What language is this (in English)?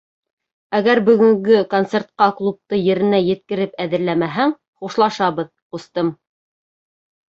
Bashkir